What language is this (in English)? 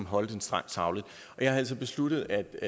Danish